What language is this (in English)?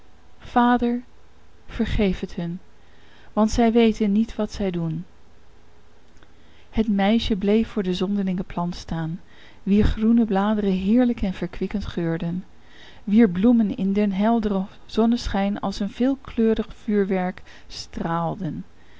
Dutch